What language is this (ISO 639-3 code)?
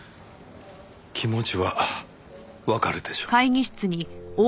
jpn